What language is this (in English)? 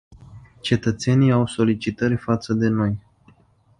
Romanian